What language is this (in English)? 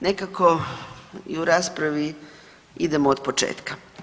Croatian